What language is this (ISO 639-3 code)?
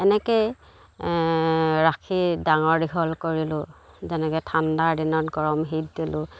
asm